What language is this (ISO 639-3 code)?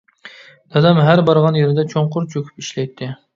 uig